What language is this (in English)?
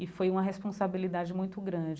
Portuguese